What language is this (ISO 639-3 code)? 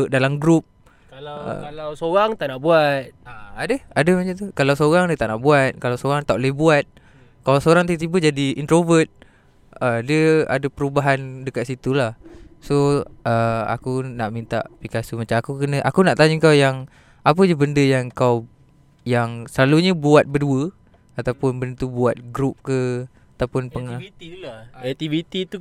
msa